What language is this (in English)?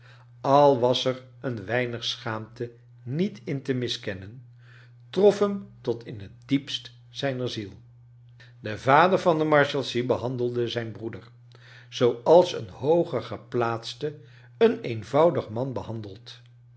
Dutch